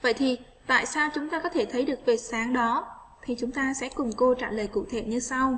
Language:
Vietnamese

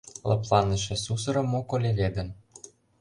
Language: Mari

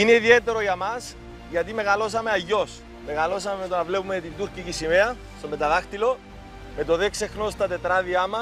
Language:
Greek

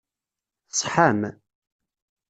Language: Kabyle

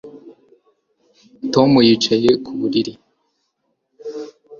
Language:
Kinyarwanda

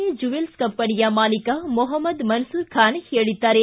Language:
Kannada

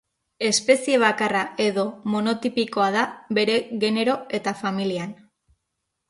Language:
Basque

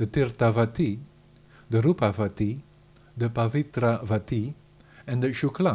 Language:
Dutch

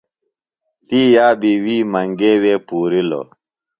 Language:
Phalura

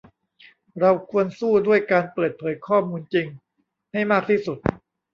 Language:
Thai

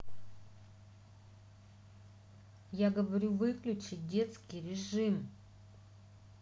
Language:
Russian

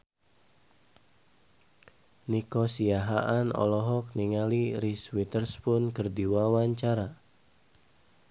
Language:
Sundanese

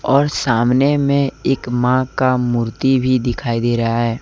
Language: Hindi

